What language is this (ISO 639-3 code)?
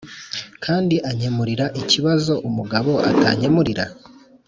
kin